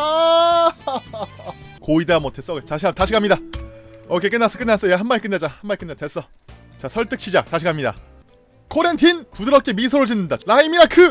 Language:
Korean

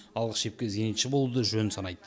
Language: Kazakh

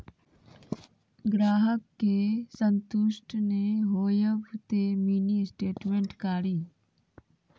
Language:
Maithili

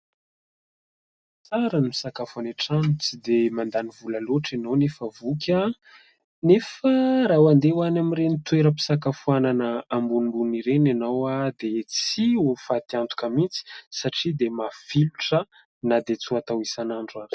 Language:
Malagasy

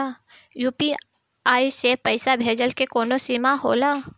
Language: Bhojpuri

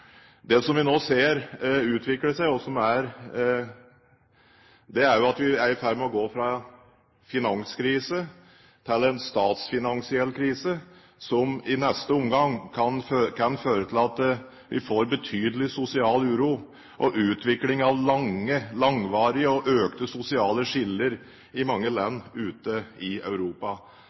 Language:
Norwegian Bokmål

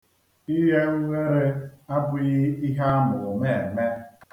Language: Igbo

